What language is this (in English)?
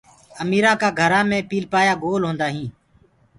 Gurgula